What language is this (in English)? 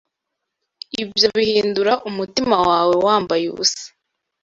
Kinyarwanda